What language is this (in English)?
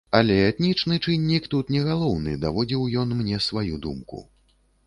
Belarusian